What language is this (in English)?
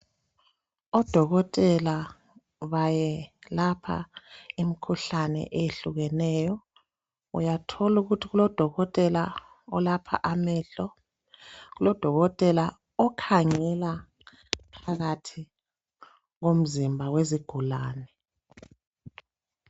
North Ndebele